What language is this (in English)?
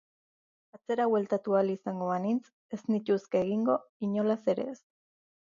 Basque